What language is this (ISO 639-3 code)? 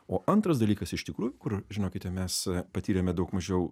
lit